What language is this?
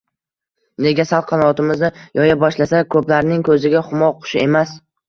Uzbek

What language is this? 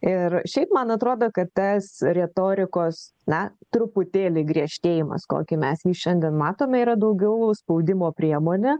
Lithuanian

